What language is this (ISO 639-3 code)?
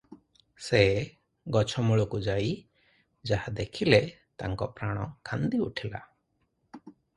ori